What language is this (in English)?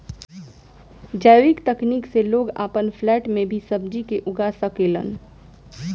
Bhojpuri